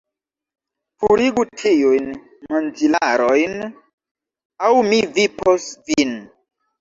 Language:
Esperanto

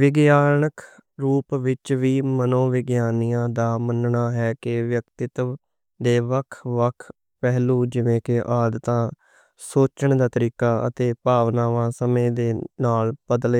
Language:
Western Panjabi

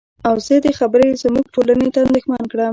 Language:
Pashto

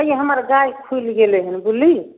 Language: Maithili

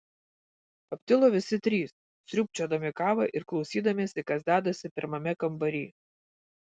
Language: Lithuanian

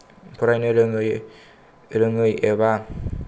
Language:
Bodo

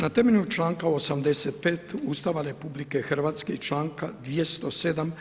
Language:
Croatian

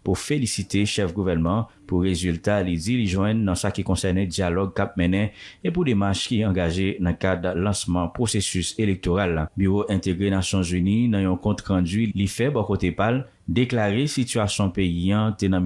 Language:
French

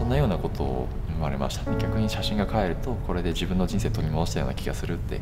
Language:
Japanese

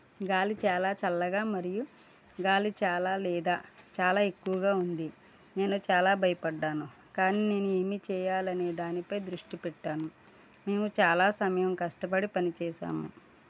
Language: Telugu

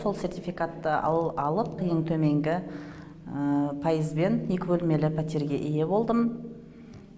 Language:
Kazakh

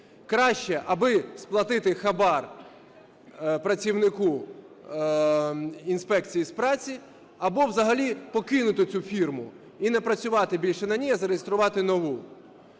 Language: Ukrainian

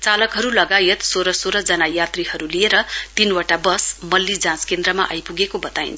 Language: Nepali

